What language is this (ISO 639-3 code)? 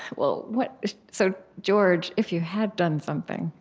eng